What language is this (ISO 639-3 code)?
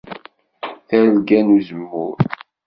kab